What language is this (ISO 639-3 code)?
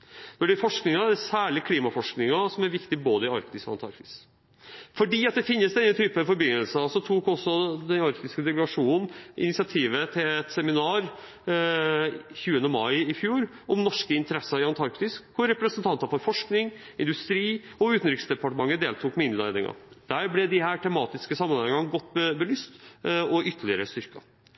nob